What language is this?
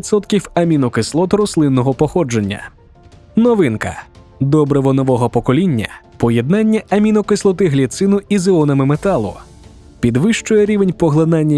Ukrainian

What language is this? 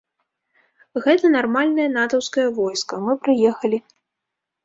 Belarusian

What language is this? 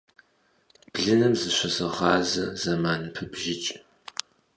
Kabardian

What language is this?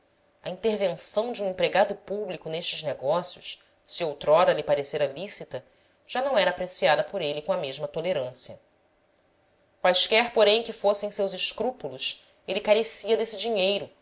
Portuguese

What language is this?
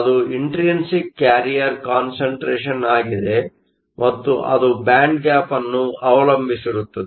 Kannada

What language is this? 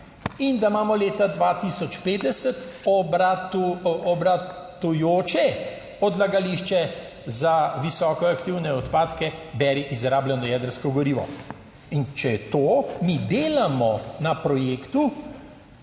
Slovenian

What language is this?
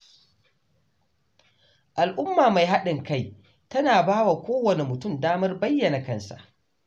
Hausa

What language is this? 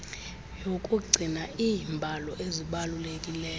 Xhosa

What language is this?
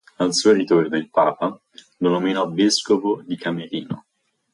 Italian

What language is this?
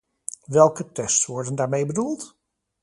Dutch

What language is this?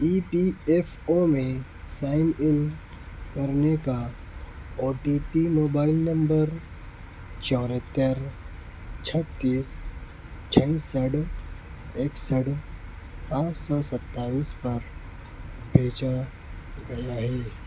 Urdu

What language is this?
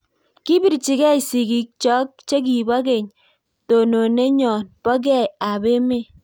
Kalenjin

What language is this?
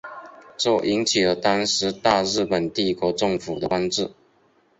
Chinese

